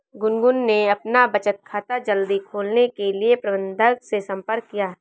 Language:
Hindi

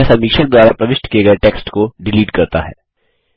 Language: Hindi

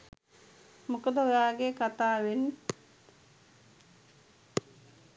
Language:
Sinhala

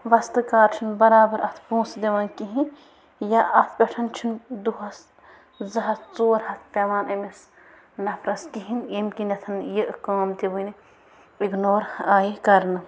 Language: Kashmiri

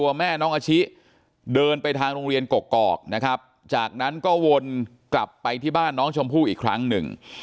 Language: Thai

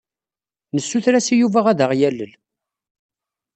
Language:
Kabyle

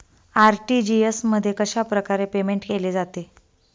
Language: Marathi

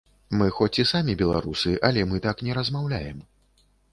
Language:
Belarusian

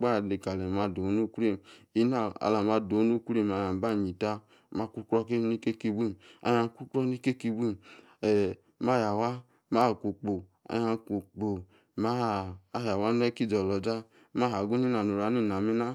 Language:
Yace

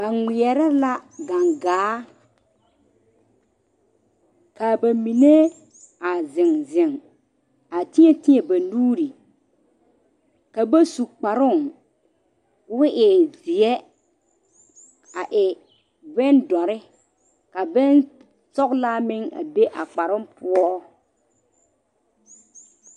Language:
Southern Dagaare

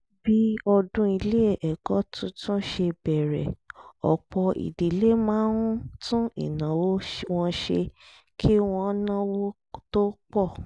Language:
Yoruba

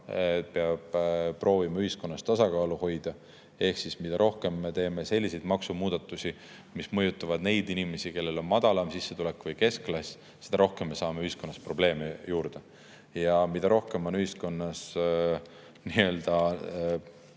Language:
Estonian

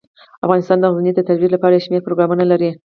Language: Pashto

